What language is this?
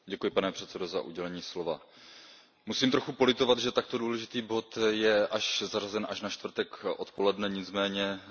Czech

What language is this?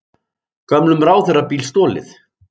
Icelandic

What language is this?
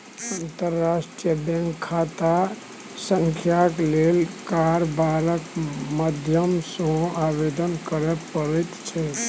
Maithili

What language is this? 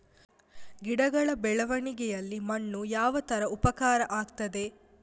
Kannada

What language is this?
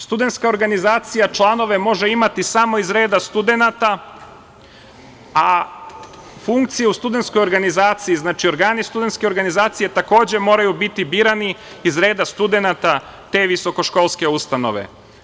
Serbian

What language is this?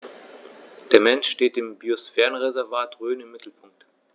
German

